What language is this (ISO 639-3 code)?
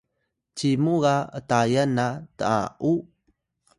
tay